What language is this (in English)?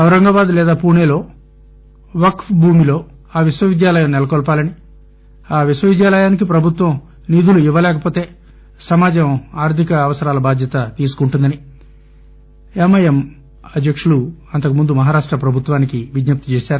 Telugu